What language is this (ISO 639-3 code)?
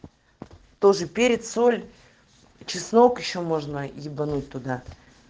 rus